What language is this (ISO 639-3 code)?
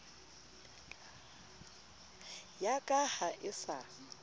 sot